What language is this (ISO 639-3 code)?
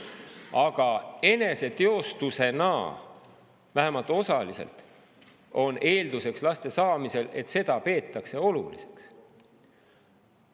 est